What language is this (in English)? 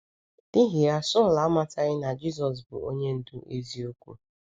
Igbo